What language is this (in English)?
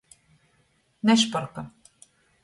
Latgalian